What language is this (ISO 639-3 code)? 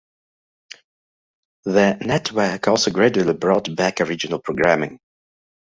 eng